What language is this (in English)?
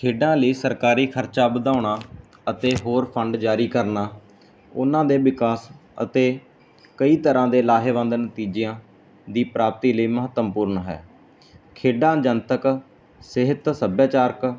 Punjabi